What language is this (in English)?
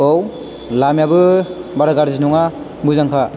Bodo